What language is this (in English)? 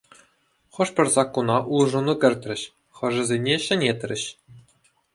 Chuvash